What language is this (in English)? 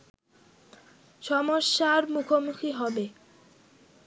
Bangla